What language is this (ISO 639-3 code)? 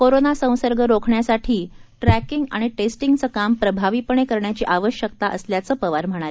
mar